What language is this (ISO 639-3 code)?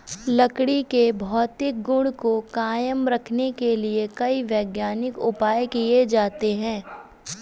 hin